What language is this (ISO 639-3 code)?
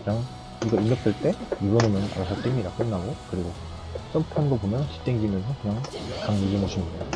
kor